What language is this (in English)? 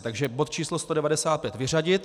Czech